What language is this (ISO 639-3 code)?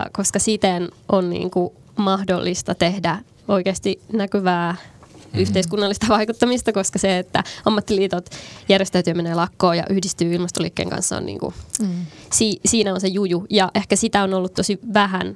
fin